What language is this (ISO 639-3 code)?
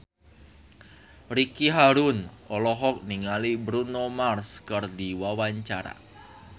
sun